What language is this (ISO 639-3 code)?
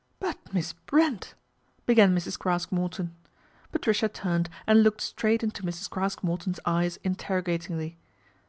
eng